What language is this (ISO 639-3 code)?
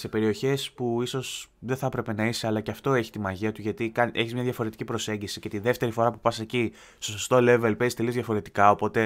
ell